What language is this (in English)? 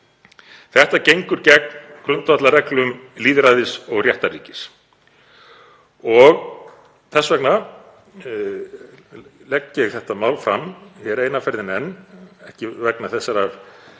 Icelandic